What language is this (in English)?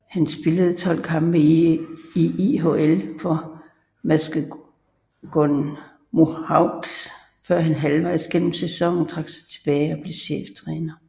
Danish